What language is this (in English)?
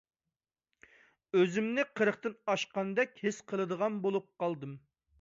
Uyghur